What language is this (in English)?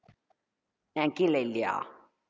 Tamil